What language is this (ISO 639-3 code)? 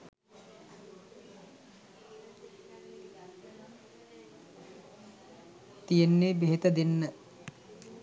sin